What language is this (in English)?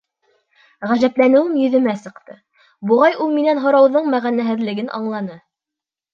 Bashkir